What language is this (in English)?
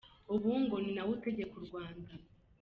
Kinyarwanda